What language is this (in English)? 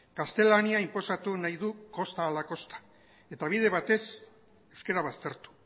Basque